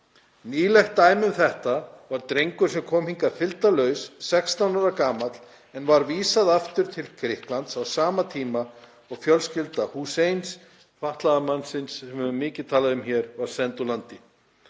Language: Icelandic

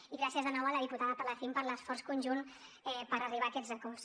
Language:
Catalan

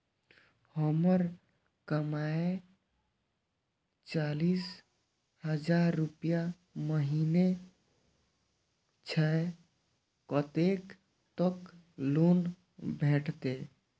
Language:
Maithili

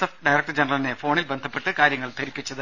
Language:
Malayalam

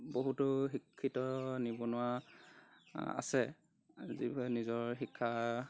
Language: Assamese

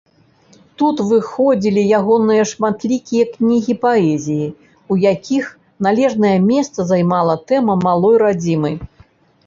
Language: Belarusian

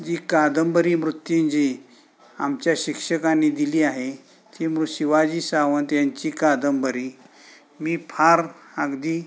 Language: Marathi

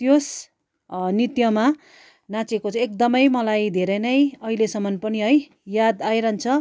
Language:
Nepali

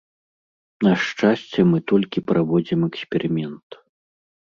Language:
Belarusian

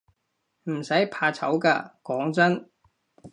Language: Cantonese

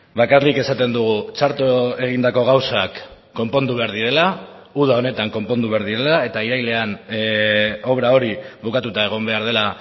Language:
Basque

